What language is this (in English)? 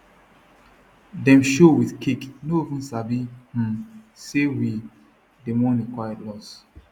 Nigerian Pidgin